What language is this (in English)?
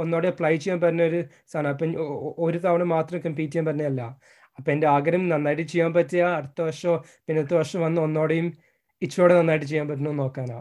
Malayalam